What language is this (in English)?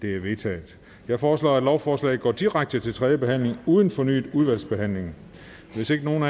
Danish